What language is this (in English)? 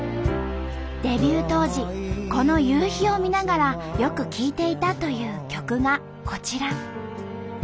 Japanese